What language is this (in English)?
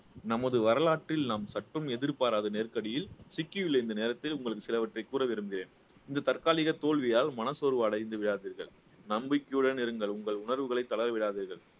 Tamil